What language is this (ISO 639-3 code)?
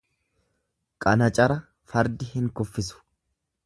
orm